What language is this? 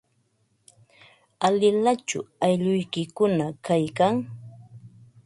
Ambo-Pasco Quechua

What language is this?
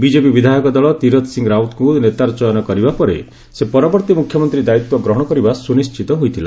Odia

